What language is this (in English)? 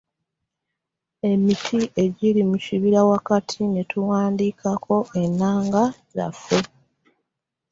Ganda